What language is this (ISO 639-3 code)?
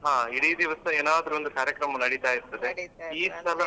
kan